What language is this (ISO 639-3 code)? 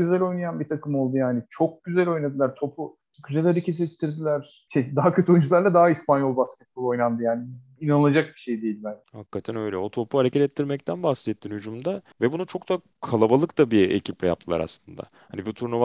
tur